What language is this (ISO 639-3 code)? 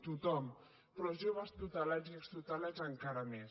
cat